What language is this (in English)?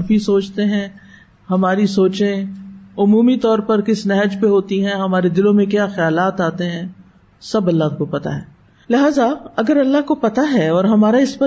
Urdu